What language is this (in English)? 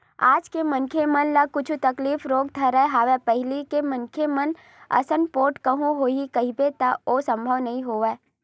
Chhattisgarhi